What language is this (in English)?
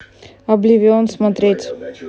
Russian